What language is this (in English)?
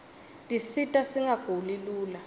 Swati